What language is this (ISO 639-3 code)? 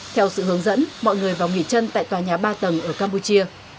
vie